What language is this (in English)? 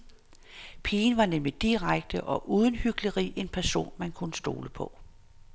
Danish